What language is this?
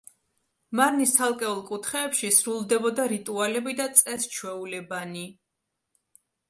Georgian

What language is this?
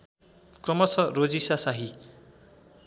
Nepali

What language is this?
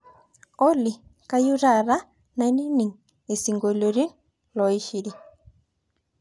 Masai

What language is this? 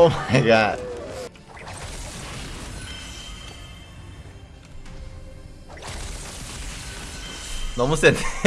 Korean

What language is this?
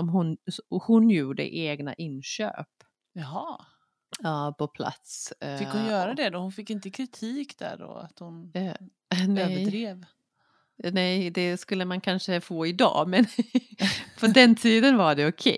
Swedish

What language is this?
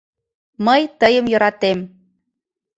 Mari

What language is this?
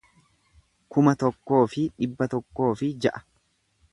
Oromo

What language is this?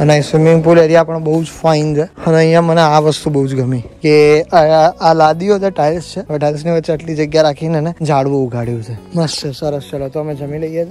Gujarati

